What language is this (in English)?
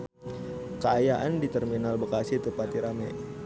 Sundanese